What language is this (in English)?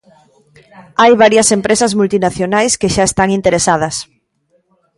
Galician